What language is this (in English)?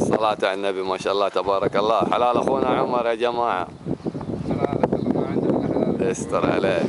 Arabic